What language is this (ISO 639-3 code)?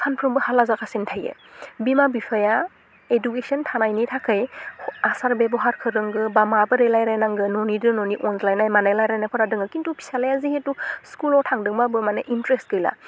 brx